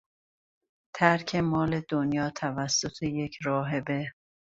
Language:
Persian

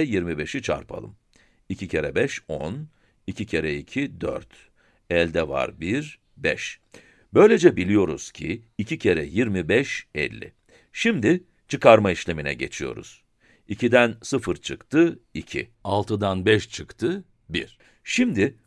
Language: Turkish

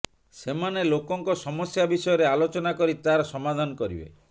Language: Odia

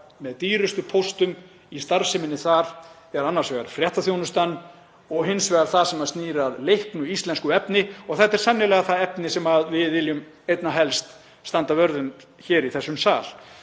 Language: Icelandic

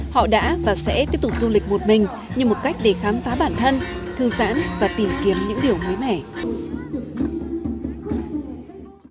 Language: Vietnamese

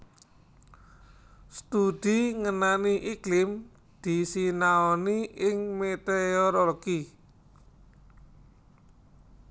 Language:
Javanese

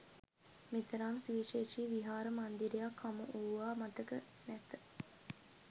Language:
Sinhala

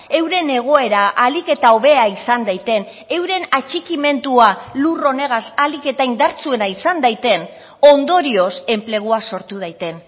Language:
Basque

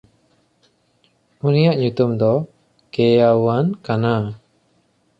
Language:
Santali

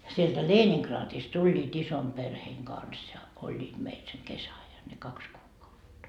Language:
Finnish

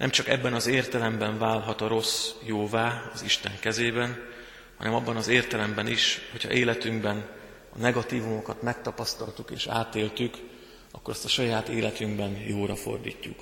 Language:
Hungarian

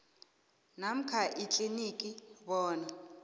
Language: South Ndebele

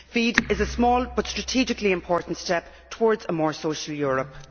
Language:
English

